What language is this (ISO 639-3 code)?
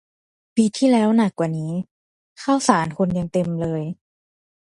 tha